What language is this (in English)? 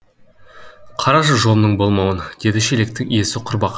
Kazakh